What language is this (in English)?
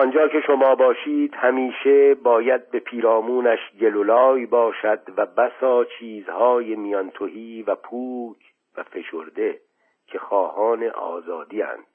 Persian